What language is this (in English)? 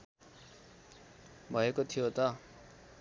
Nepali